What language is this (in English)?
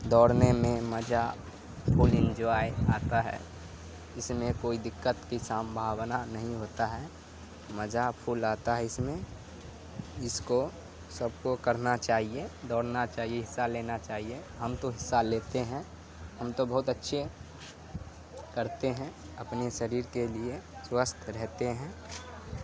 Urdu